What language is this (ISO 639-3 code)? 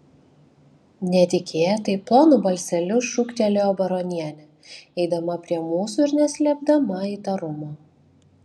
lit